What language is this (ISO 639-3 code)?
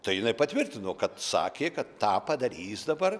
lit